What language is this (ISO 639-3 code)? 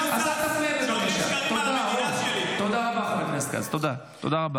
heb